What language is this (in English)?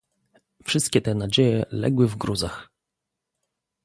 Polish